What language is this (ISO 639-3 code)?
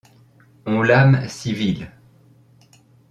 fra